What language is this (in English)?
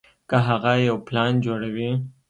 Pashto